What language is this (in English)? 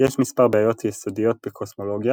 Hebrew